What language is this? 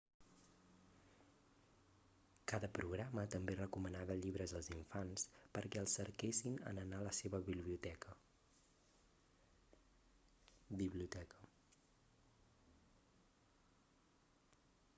Catalan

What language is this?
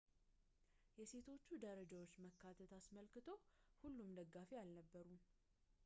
Amharic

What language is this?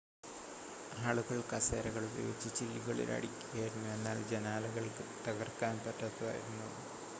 Malayalam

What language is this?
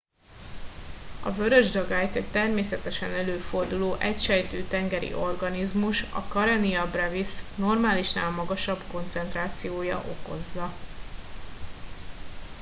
Hungarian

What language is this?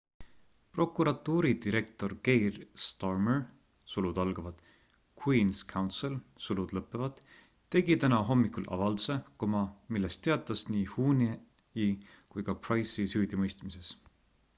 Estonian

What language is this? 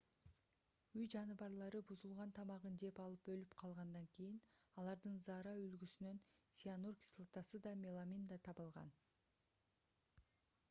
Kyrgyz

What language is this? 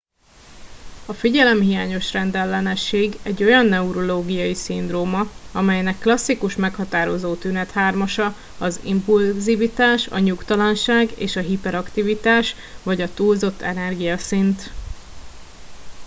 Hungarian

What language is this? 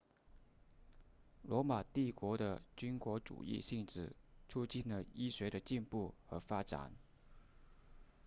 Chinese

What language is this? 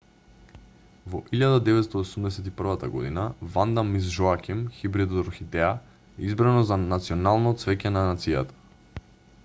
Macedonian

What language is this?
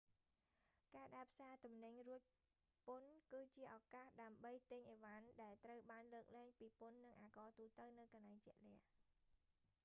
Khmer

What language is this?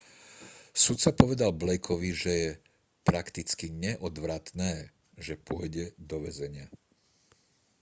Slovak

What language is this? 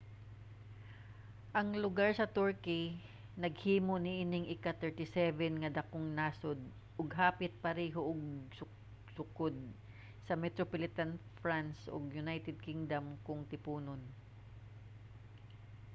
Cebuano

